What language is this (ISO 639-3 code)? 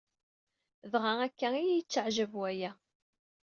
kab